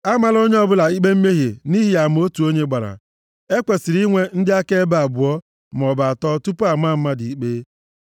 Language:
Igbo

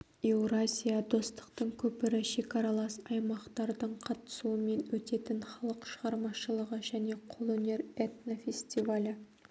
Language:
Kazakh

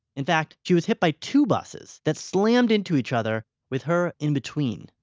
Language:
English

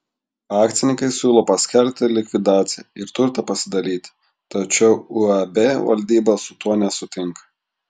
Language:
Lithuanian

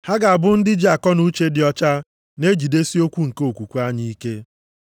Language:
Igbo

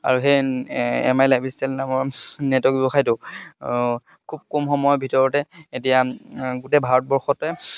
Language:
Assamese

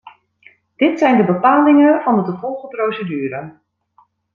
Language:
Dutch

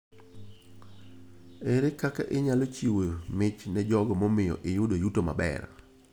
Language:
Luo (Kenya and Tanzania)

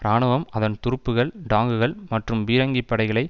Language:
Tamil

